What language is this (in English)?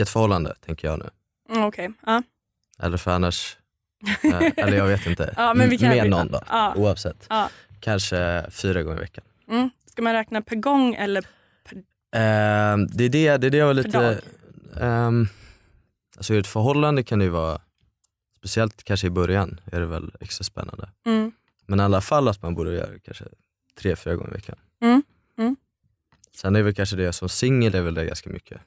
Swedish